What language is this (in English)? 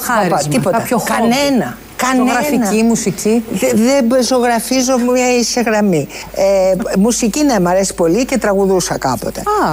Greek